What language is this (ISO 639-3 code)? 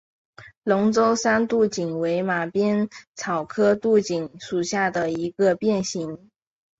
zho